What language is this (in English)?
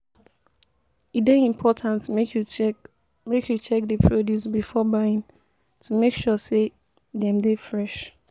Nigerian Pidgin